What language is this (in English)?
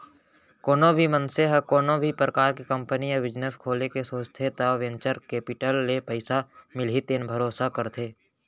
Chhattisgarhi